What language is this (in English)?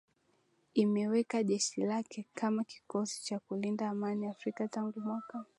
Swahili